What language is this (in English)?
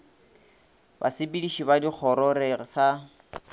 Northern Sotho